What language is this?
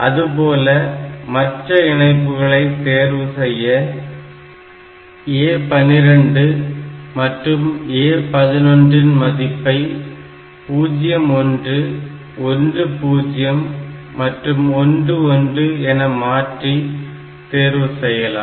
Tamil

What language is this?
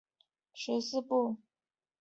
Chinese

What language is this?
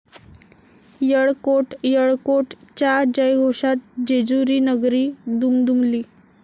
Marathi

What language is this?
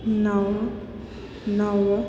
Sindhi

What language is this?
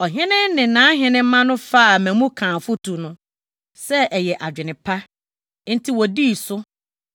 Akan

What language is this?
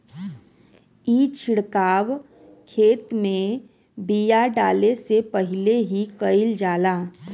Bhojpuri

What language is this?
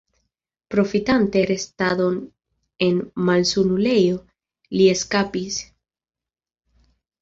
Esperanto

